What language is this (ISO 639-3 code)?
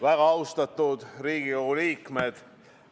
est